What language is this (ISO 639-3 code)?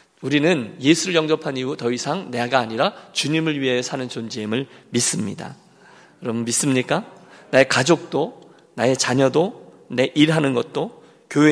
kor